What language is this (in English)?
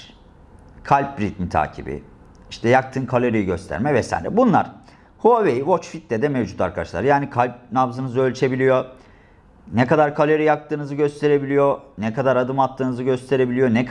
Turkish